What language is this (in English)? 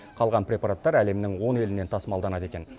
Kazakh